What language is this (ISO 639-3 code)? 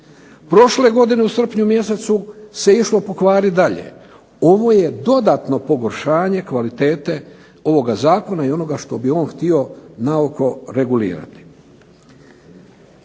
hrv